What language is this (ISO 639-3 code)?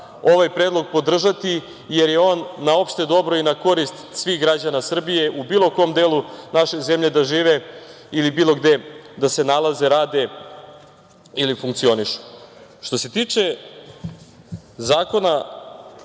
srp